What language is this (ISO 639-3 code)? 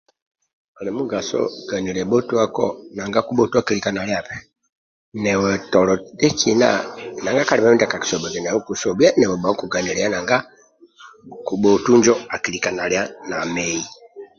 rwm